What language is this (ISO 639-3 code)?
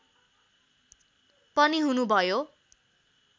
nep